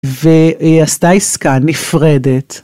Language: Hebrew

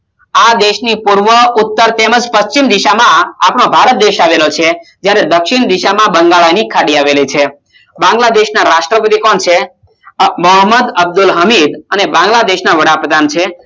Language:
Gujarati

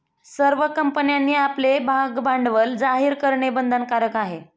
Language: Marathi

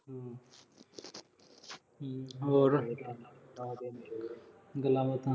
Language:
Punjabi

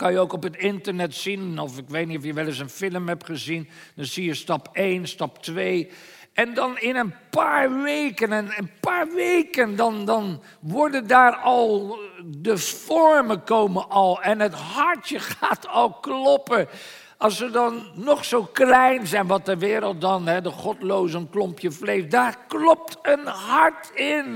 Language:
Dutch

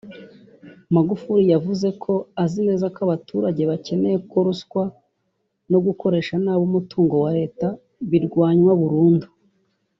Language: Kinyarwanda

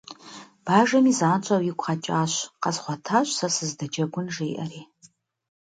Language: Kabardian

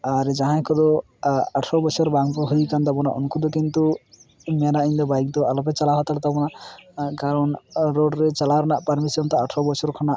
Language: Santali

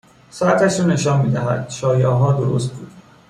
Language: Persian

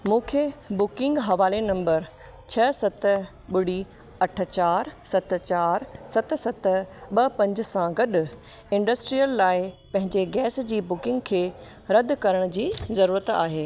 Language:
Sindhi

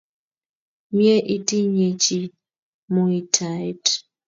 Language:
Kalenjin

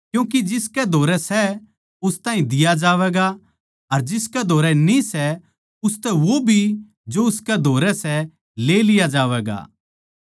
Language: Haryanvi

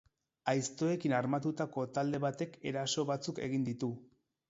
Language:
Basque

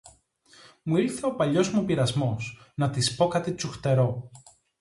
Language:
Greek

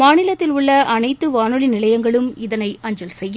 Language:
Tamil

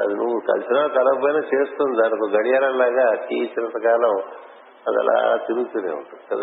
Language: Telugu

